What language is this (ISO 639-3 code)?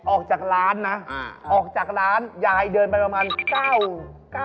tha